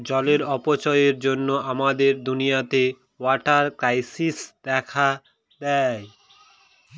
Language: Bangla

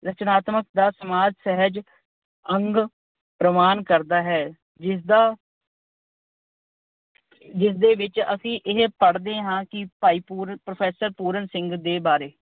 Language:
Punjabi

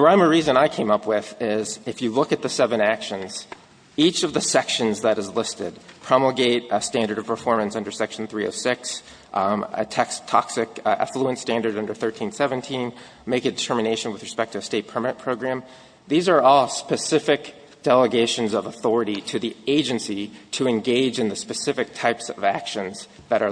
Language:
English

